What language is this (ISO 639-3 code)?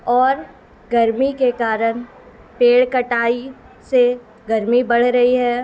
urd